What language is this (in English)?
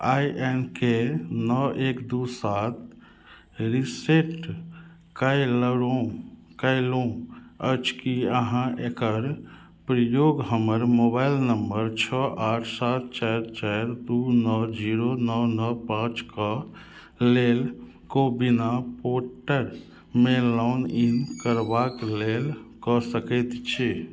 Maithili